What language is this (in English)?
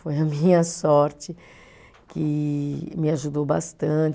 Portuguese